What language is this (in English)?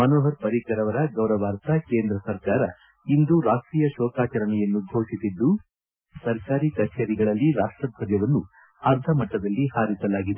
Kannada